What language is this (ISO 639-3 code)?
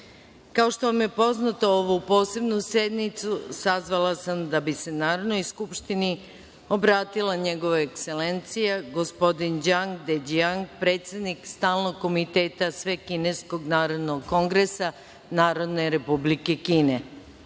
srp